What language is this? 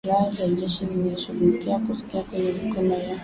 Swahili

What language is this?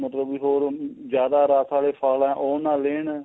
Punjabi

